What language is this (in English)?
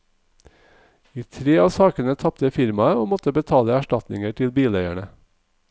Norwegian